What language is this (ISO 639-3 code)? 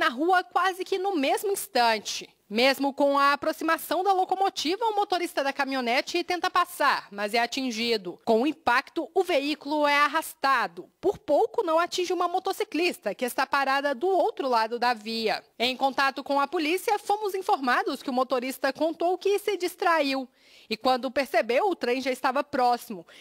por